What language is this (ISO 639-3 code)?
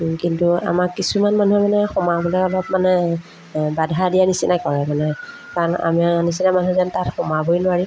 asm